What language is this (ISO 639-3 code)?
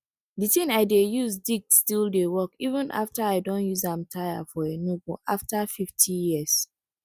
pcm